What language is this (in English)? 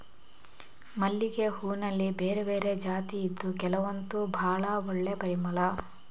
Kannada